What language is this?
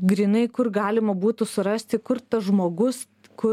Lithuanian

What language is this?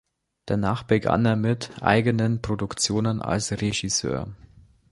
German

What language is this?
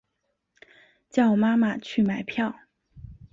Chinese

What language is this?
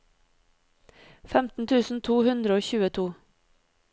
Norwegian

